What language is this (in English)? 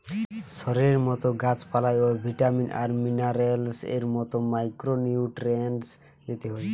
Bangla